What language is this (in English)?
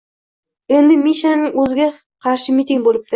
Uzbek